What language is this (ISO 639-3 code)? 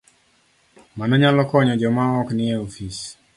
luo